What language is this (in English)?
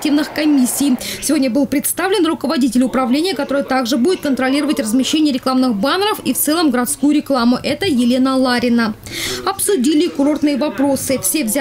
Russian